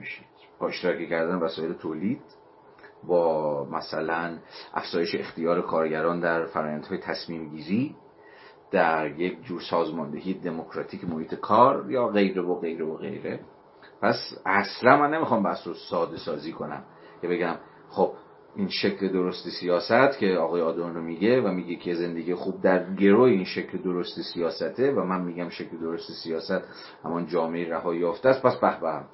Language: Persian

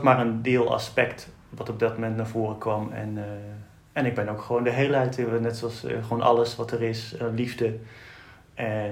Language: Dutch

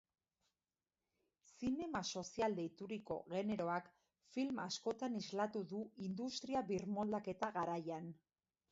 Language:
Basque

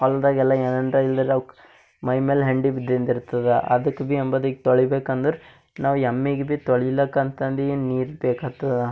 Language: Kannada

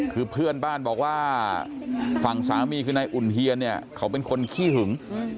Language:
Thai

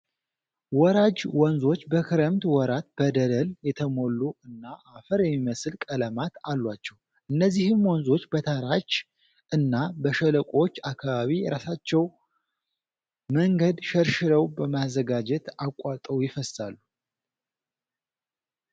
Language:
Amharic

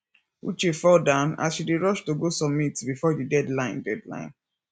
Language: Nigerian Pidgin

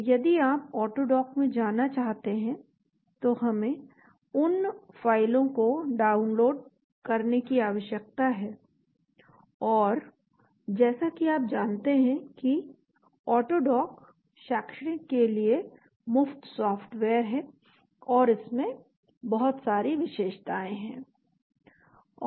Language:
Hindi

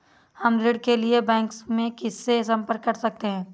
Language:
Hindi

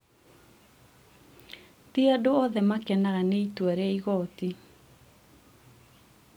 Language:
Kikuyu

